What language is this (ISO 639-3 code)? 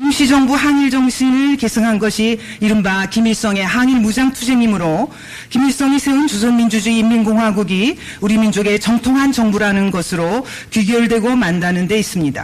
kor